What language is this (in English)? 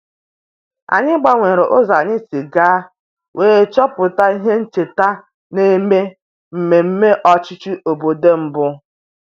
Igbo